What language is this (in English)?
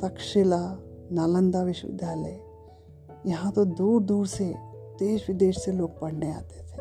Hindi